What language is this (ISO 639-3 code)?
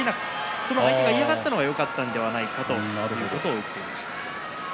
jpn